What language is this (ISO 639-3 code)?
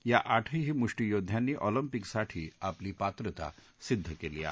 mar